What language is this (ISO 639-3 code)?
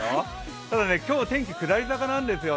jpn